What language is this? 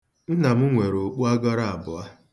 Igbo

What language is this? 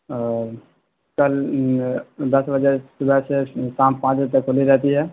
Urdu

